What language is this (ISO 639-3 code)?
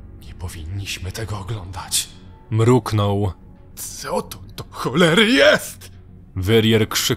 pol